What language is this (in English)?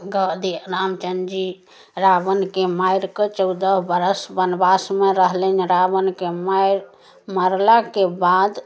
Maithili